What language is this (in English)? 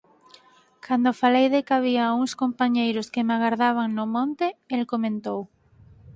Galician